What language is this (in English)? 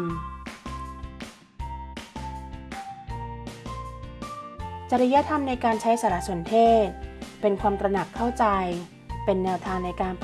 Thai